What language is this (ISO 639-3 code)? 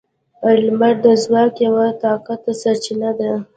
pus